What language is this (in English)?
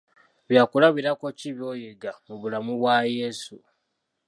Ganda